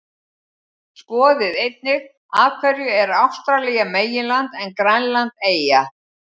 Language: Icelandic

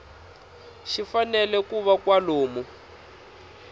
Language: Tsonga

